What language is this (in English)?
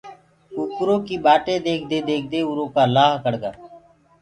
Gurgula